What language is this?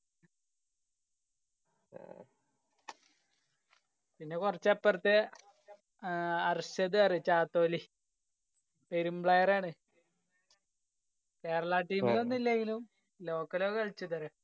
Malayalam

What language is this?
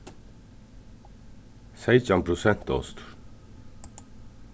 Faroese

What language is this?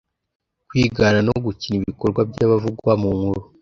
Kinyarwanda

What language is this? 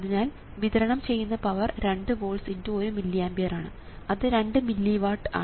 Malayalam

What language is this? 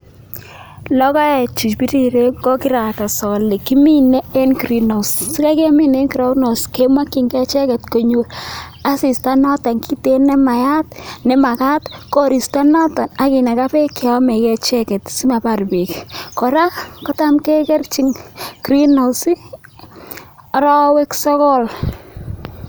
Kalenjin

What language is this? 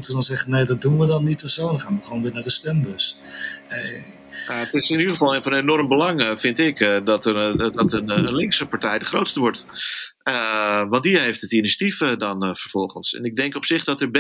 Dutch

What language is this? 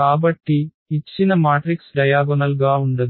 Telugu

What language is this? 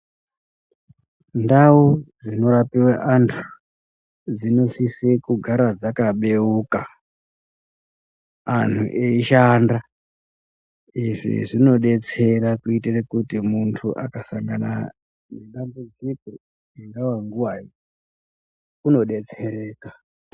Ndau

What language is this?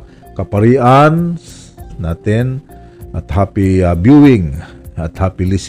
Filipino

